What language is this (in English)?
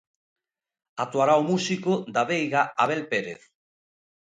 Galician